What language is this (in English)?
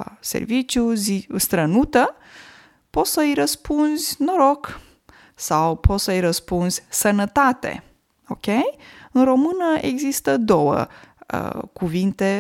Romanian